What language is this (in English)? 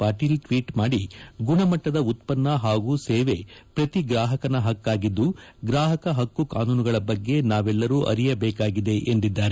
Kannada